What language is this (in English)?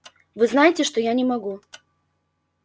Russian